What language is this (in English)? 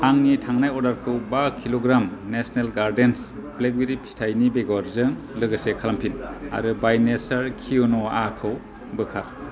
Bodo